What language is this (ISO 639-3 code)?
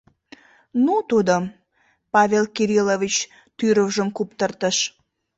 chm